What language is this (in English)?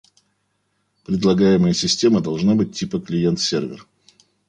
Russian